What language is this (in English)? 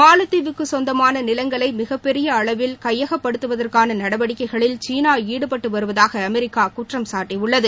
Tamil